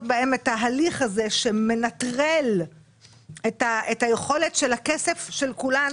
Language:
Hebrew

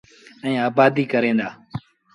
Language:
Sindhi Bhil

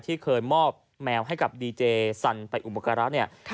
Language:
Thai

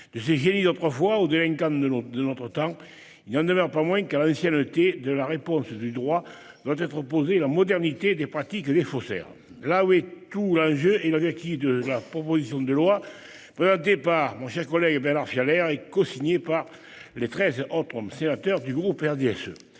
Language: French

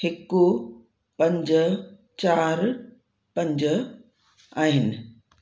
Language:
Sindhi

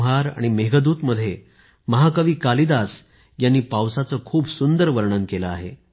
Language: Marathi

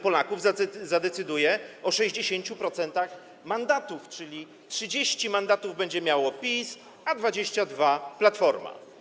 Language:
Polish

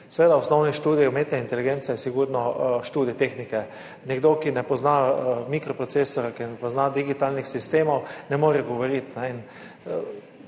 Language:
Slovenian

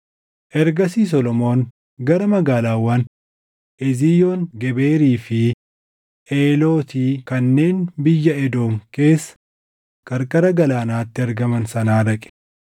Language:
Oromo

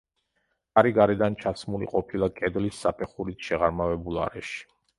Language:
Georgian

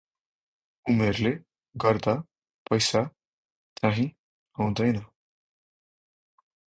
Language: Nepali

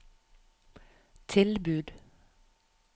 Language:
Norwegian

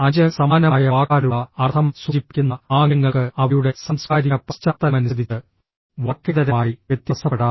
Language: Malayalam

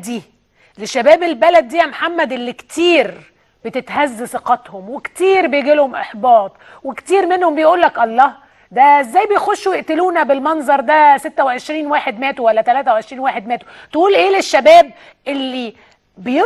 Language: Arabic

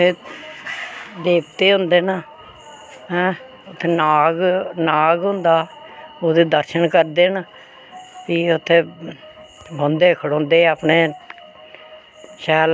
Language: Dogri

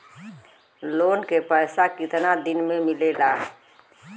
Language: Bhojpuri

